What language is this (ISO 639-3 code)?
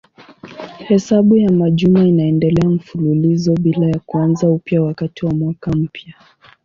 swa